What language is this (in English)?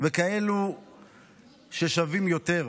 Hebrew